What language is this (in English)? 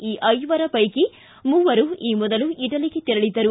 Kannada